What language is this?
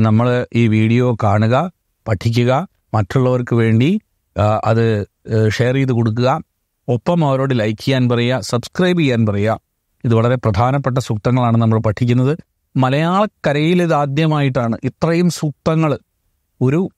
Malayalam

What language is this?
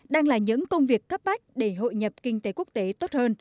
Vietnamese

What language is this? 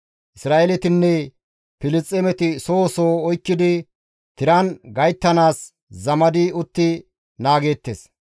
Gamo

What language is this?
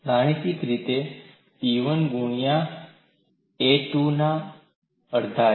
Gujarati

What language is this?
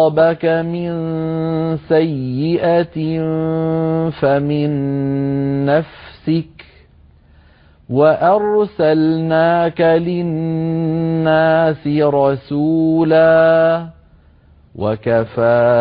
Arabic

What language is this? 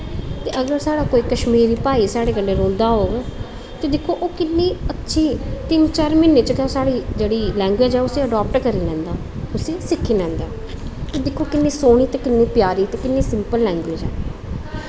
Dogri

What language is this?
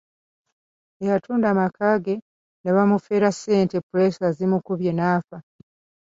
Ganda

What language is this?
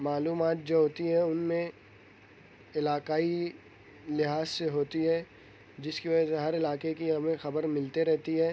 Urdu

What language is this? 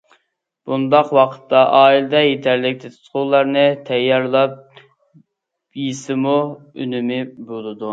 Uyghur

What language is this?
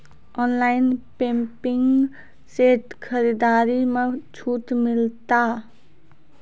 Maithili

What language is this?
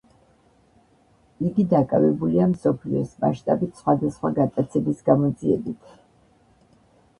Georgian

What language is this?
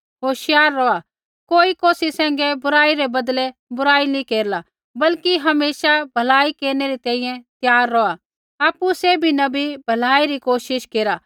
Kullu Pahari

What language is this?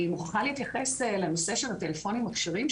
Hebrew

